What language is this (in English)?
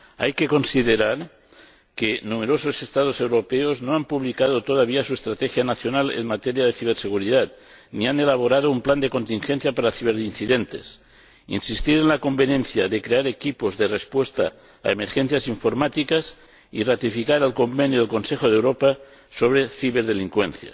Spanish